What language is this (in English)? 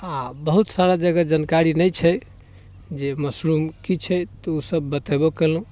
Maithili